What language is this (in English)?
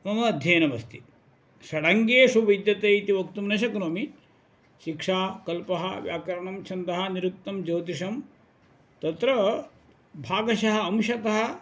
Sanskrit